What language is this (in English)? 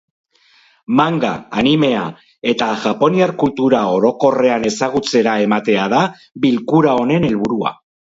Basque